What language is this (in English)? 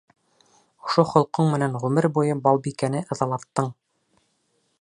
Bashkir